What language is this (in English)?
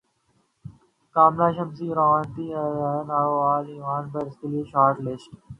Urdu